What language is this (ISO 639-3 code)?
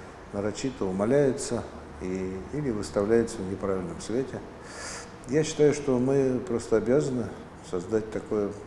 rus